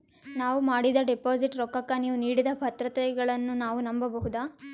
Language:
Kannada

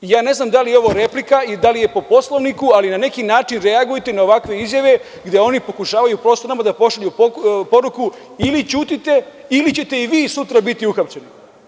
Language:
Serbian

